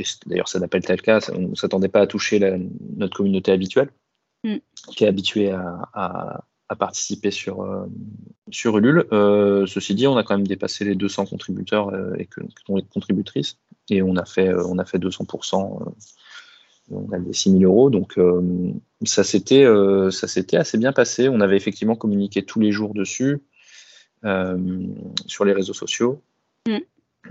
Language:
French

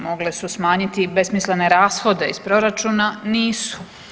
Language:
Croatian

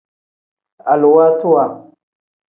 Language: Tem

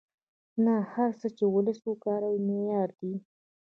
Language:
Pashto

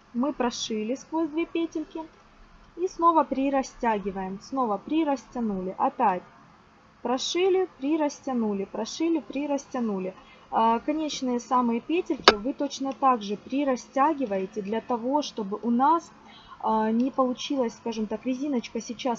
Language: Russian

